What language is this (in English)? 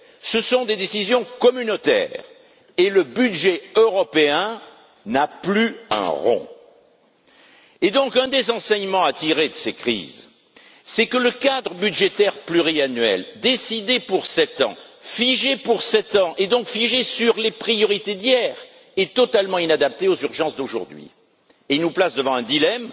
French